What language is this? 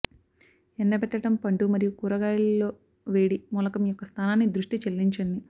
Telugu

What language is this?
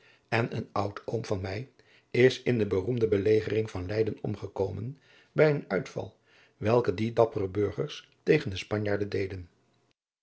Dutch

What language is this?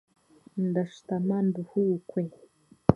Chiga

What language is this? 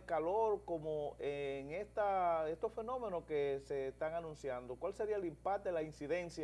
Spanish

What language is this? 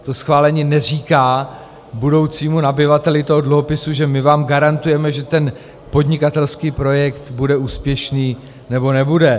Czech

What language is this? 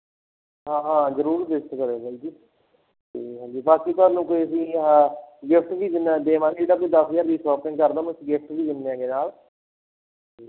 Punjabi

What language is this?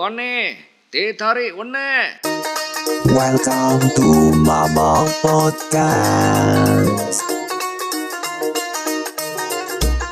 Malay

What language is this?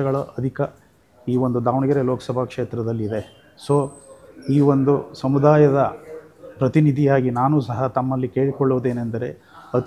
Kannada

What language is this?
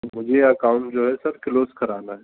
Urdu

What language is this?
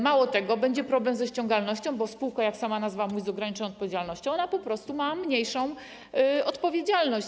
Polish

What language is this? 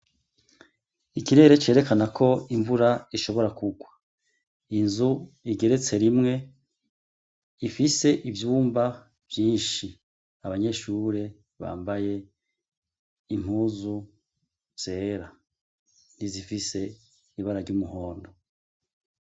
Rundi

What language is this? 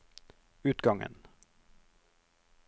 Norwegian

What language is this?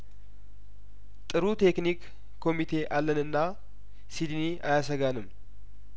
Amharic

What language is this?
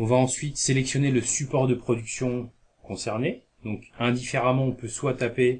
French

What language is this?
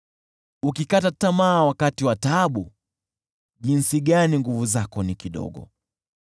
Swahili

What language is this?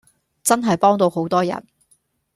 Cantonese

